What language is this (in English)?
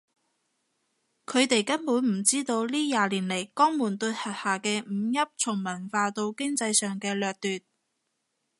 Cantonese